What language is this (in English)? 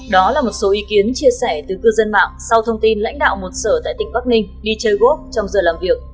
Vietnamese